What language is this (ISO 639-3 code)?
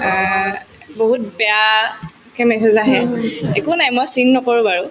asm